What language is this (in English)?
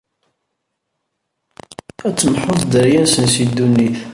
Kabyle